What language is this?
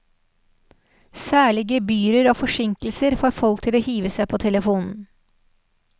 Norwegian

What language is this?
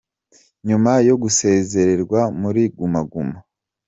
Kinyarwanda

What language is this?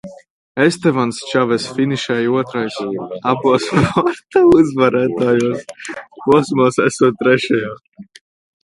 Latvian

